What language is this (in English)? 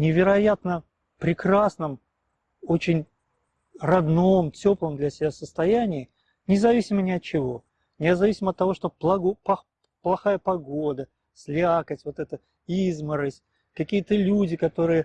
Russian